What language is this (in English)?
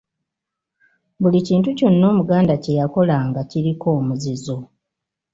Ganda